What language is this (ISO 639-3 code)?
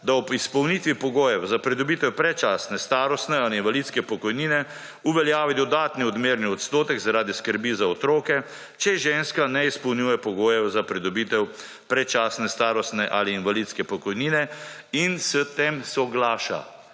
slv